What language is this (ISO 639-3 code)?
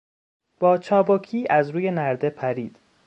fas